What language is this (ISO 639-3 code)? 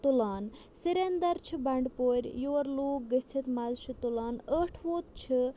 kas